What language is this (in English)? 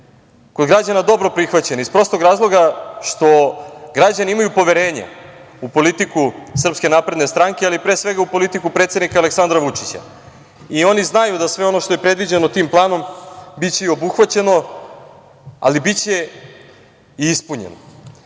Serbian